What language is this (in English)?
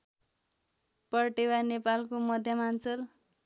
Nepali